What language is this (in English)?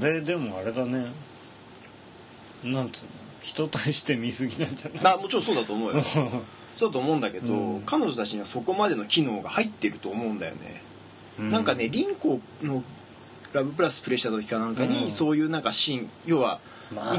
Japanese